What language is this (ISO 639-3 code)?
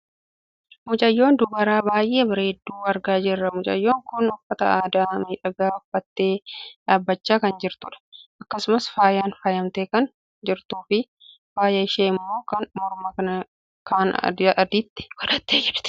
orm